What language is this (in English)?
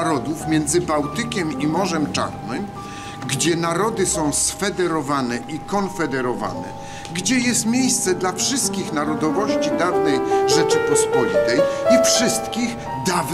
Polish